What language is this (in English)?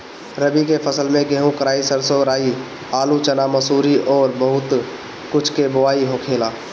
Bhojpuri